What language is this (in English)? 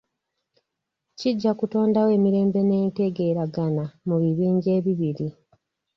Ganda